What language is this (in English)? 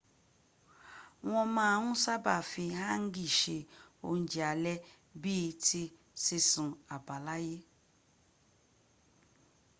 Yoruba